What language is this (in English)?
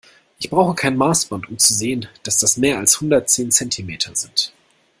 German